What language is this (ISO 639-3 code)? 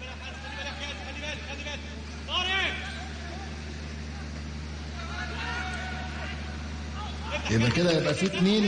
ara